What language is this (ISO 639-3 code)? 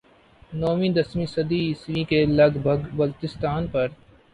urd